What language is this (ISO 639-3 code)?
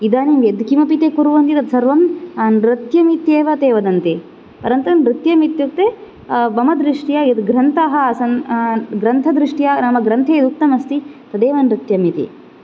san